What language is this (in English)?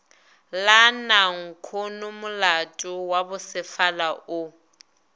Northern Sotho